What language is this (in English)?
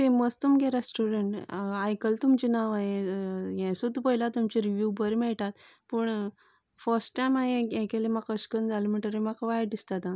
Konkani